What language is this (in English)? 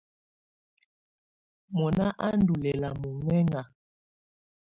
Tunen